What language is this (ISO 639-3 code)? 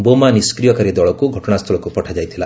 ori